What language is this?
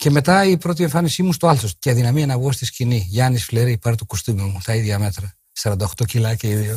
Greek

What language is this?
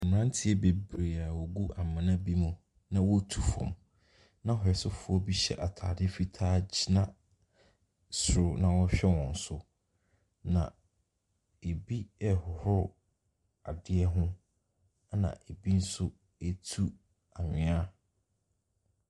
Akan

